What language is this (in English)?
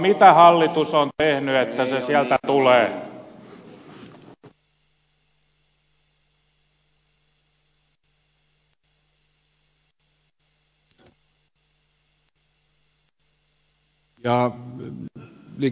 Finnish